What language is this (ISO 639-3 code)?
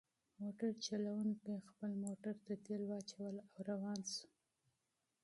pus